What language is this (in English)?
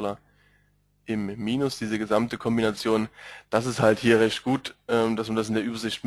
German